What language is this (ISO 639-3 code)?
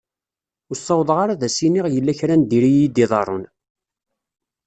kab